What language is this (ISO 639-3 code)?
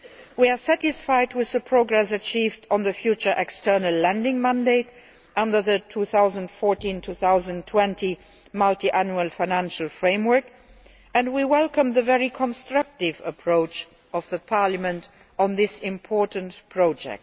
eng